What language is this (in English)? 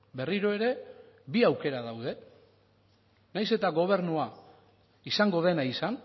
Basque